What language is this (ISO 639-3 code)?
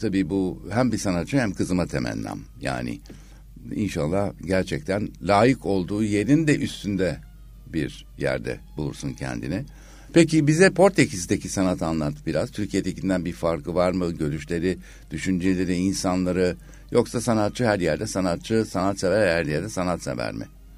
tur